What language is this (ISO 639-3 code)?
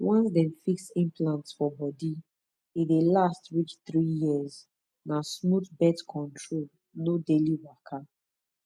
pcm